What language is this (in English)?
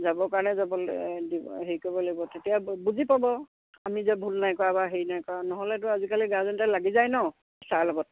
Assamese